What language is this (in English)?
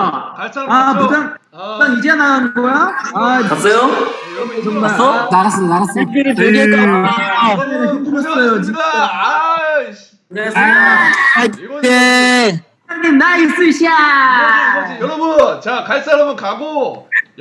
Korean